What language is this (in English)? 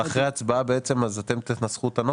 Hebrew